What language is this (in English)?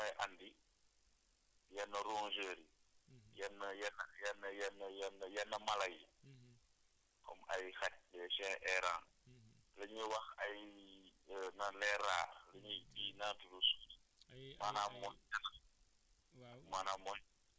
Wolof